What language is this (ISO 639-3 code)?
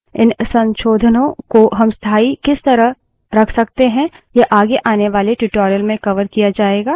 hin